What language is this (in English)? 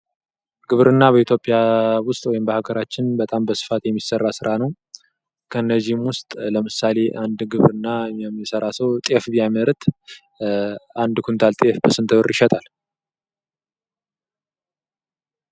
Amharic